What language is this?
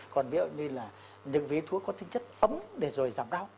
Vietnamese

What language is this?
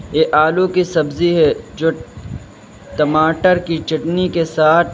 Urdu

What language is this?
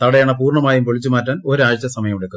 Malayalam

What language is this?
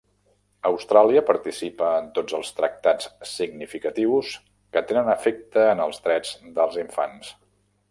Catalan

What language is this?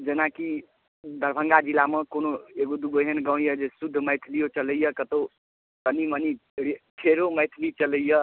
Maithili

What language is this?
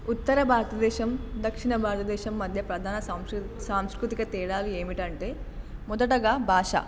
Telugu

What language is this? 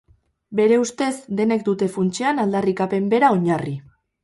Basque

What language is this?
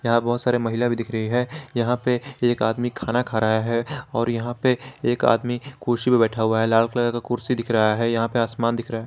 Hindi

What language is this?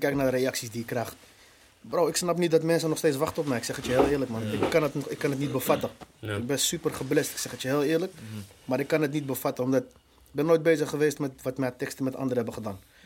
Dutch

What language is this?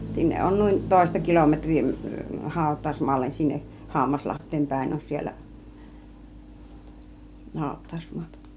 Finnish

